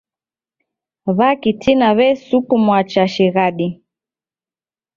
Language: Taita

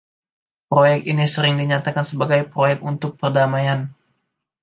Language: Indonesian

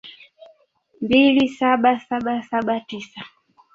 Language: Swahili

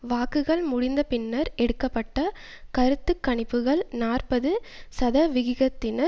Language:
Tamil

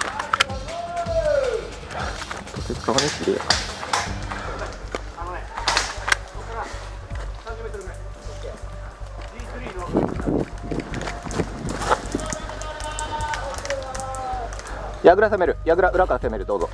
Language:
Japanese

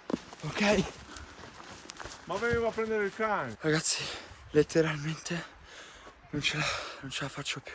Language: Italian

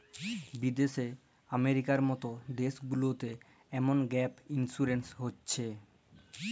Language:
Bangla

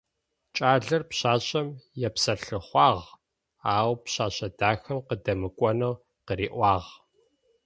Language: Adyghe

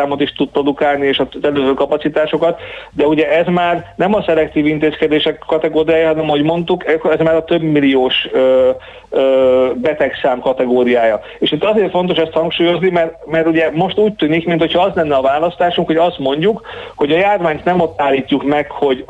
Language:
Hungarian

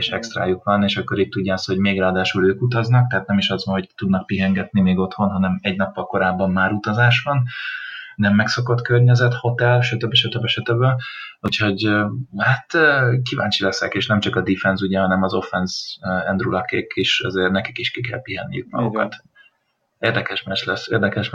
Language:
Hungarian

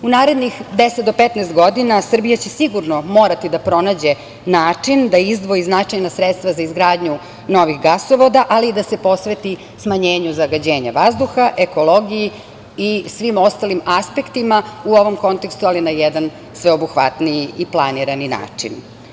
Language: Serbian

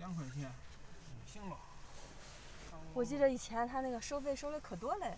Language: Chinese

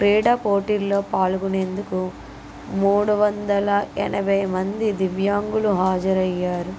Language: Telugu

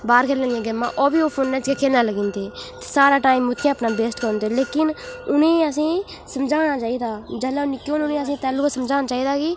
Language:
Dogri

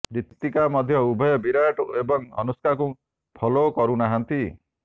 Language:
Odia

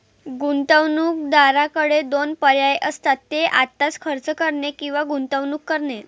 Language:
Marathi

